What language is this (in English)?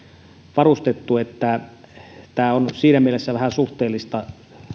Finnish